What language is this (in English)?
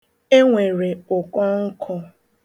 Igbo